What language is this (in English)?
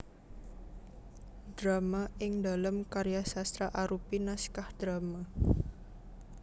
Javanese